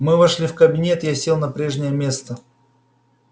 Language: Russian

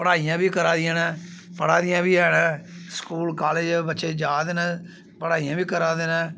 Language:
Dogri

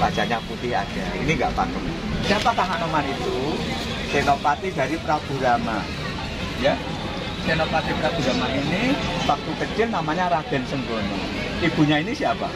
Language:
Indonesian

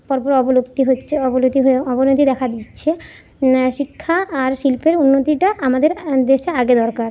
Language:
Bangla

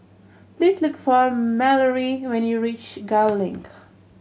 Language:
English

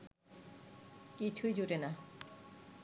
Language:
Bangla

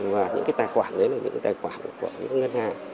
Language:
Vietnamese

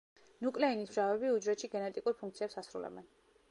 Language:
Georgian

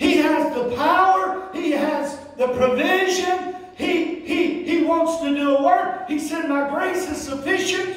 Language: English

